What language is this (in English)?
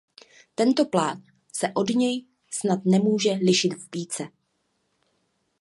Czech